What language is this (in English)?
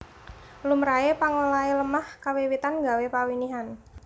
Javanese